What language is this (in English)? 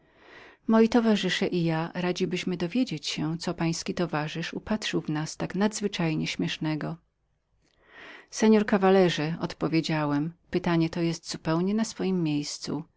Polish